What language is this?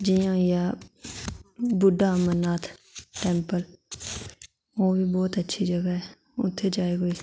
Dogri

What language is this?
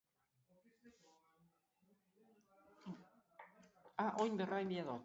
Basque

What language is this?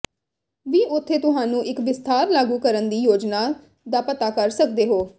Punjabi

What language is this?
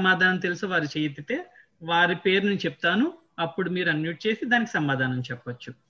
Telugu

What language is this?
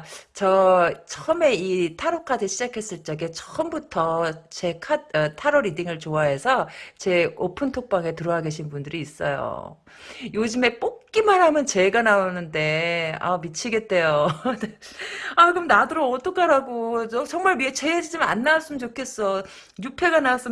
Korean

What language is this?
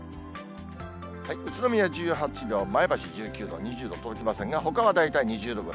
Japanese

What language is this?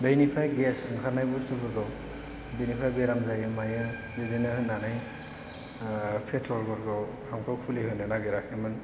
Bodo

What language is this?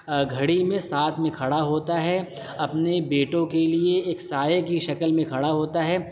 Urdu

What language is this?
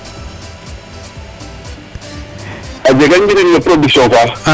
Serer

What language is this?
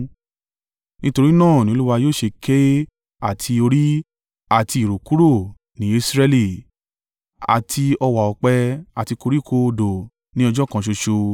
Yoruba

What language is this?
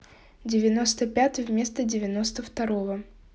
Russian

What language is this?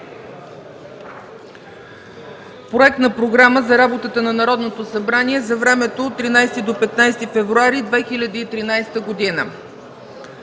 Bulgarian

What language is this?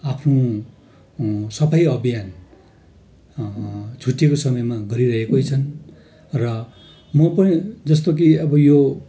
Nepali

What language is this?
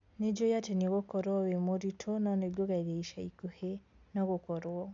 Kikuyu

